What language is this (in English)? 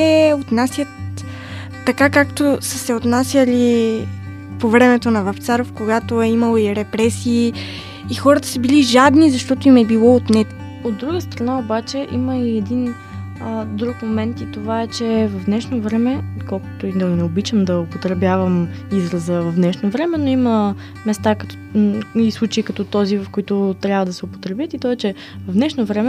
Bulgarian